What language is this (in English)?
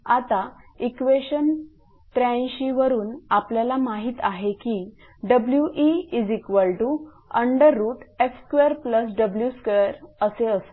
Marathi